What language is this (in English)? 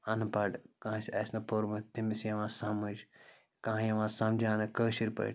Kashmiri